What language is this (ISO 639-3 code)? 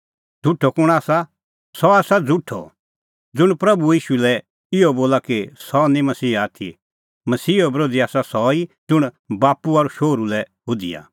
kfx